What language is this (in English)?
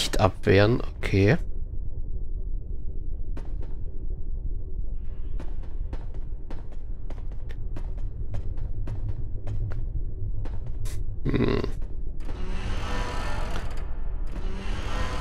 German